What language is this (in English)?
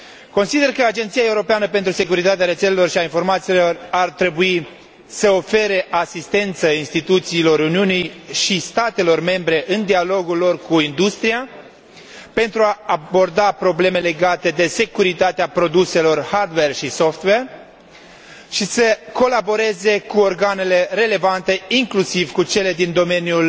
Romanian